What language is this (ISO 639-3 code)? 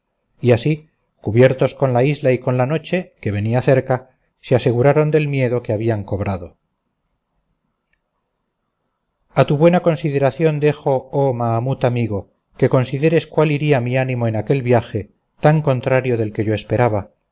spa